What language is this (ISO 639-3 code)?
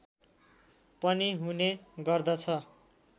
nep